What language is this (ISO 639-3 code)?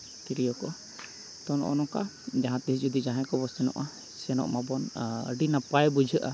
sat